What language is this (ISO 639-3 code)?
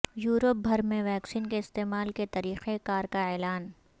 urd